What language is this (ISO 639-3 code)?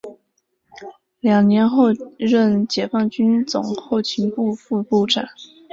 zho